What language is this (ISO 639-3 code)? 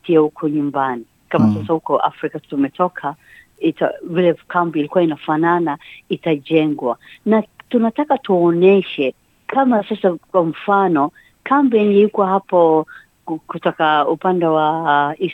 swa